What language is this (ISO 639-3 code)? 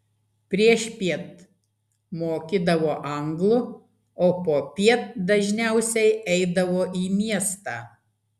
lit